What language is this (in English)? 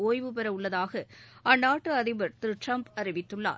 Tamil